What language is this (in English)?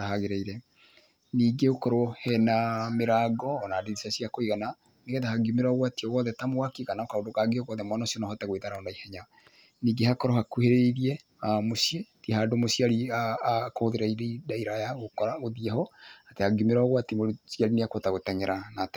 Kikuyu